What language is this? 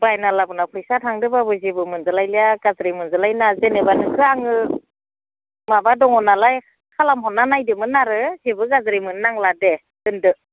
Bodo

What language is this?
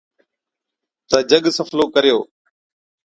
Od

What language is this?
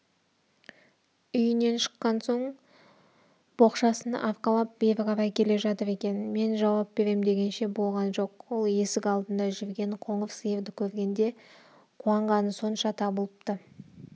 Kazakh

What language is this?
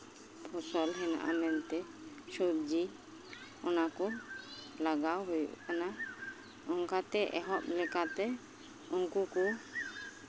Santali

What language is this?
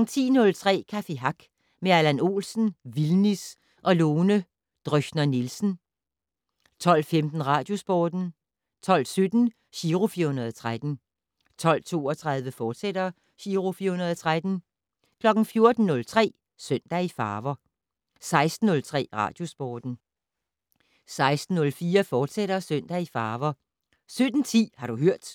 Danish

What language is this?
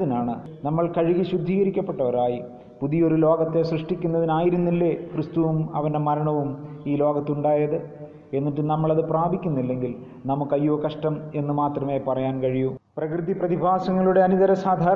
Malayalam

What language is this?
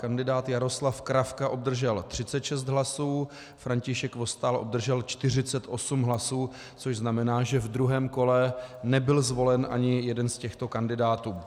Czech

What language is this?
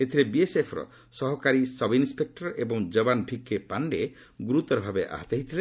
Odia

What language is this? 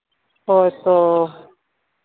Santali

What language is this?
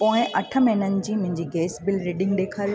Sindhi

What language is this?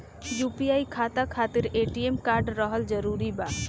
Bhojpuri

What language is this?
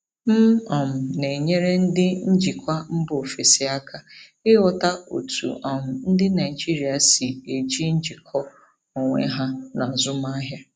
Igbo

